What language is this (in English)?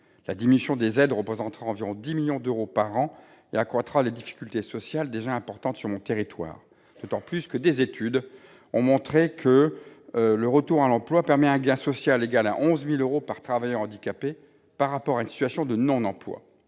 French